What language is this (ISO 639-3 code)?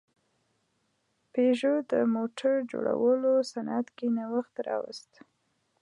pus